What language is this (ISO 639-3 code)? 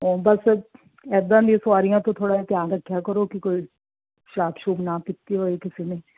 pan